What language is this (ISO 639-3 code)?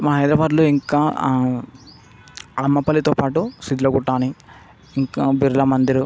tel